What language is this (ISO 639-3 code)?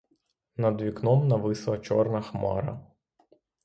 ukr